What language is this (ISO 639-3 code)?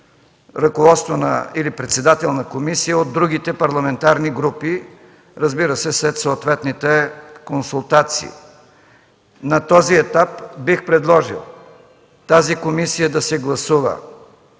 bul